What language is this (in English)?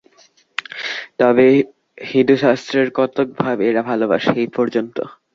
Bangla